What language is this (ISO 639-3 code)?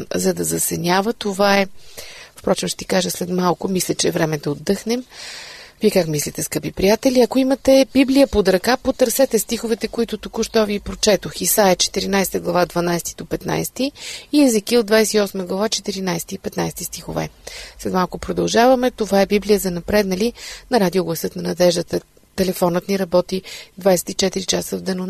bul